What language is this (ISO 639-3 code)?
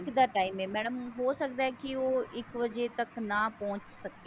pan